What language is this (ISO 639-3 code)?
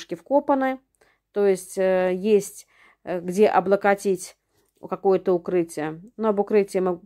rus